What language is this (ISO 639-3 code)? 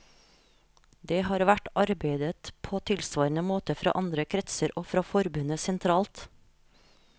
nor